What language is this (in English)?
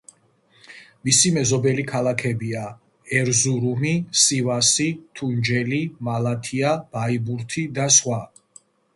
Georgian